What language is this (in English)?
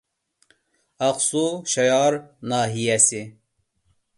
Uyghur